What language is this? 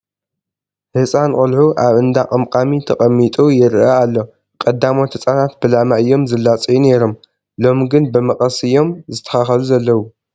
Tigrinya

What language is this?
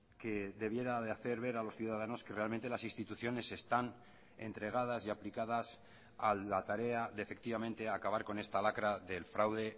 Spanish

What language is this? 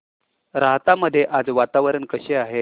Marathi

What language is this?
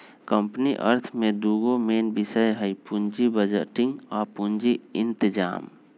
Magahi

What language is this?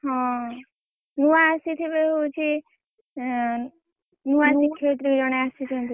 Odia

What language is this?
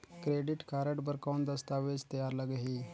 Chhattisgarhi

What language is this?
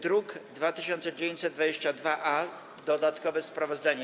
Polish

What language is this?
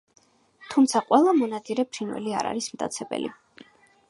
Georgian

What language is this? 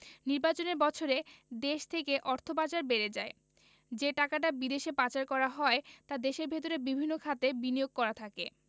Bangla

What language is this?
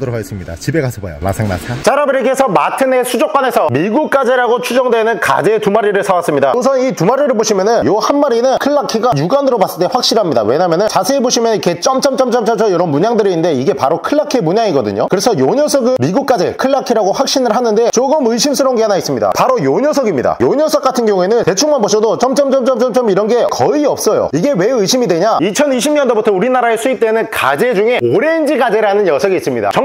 Korean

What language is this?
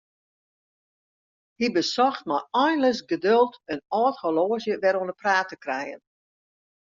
Western Frisian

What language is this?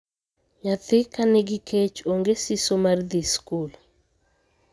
Luo (Kenya and Tanzania)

